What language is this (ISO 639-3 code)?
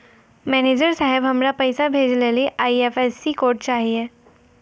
mai